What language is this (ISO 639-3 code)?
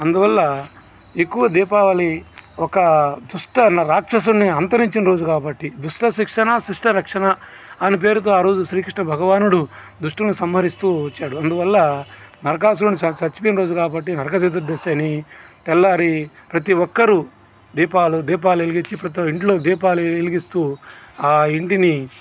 tel